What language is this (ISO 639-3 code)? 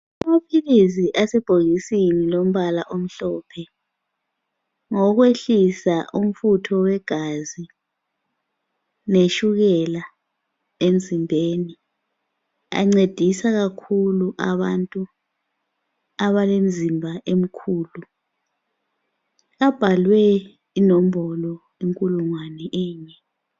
nde